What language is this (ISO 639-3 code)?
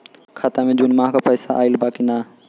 bho